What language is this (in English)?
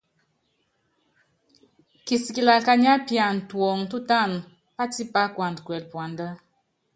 Yangben